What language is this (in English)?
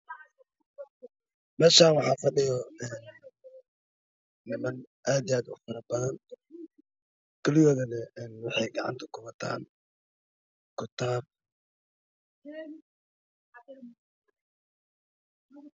Somali